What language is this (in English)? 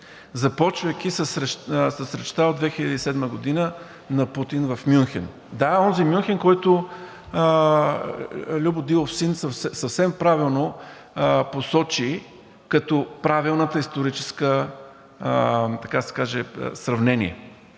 Bulgarian